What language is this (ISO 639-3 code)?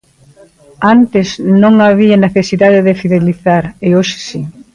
glg